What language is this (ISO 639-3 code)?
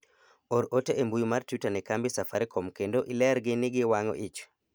luo